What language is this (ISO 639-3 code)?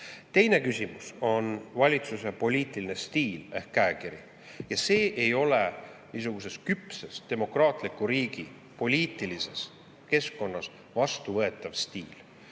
est